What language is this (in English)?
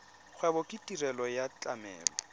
Tswana